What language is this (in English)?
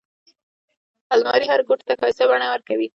Pashto